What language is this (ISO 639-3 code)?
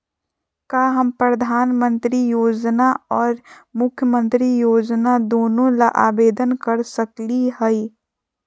mag